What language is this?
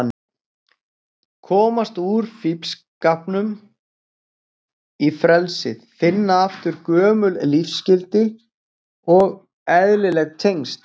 Icelandic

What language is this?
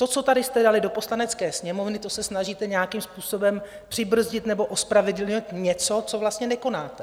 Czech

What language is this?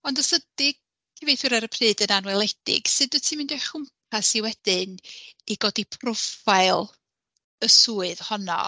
Welsh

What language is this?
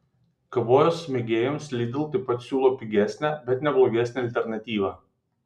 Lithuanian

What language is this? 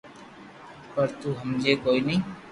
Loarki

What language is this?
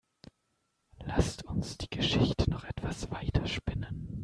German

